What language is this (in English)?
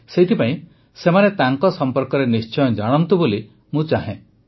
Odia